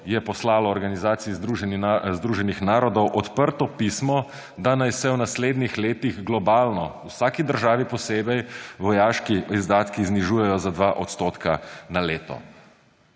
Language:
Slovenian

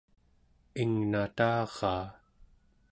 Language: Central Yupik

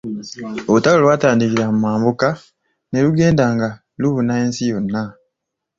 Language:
Ganda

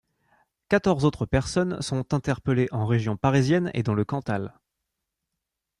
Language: French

